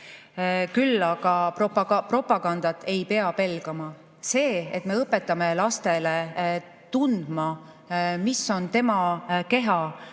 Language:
Estonian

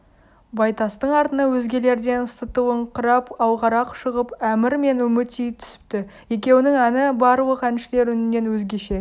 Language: Kazakh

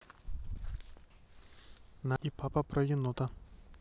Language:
Russian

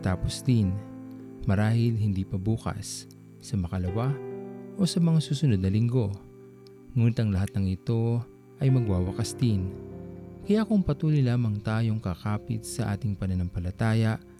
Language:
Filipino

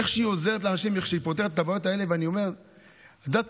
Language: Hebrew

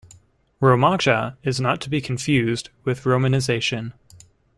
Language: English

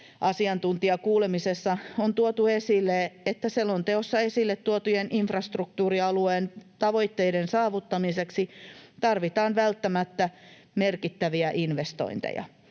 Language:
Finnish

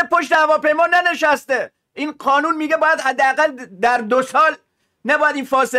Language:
Persian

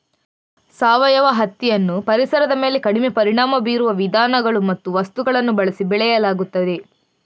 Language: Kannada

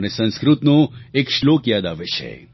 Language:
Gujarati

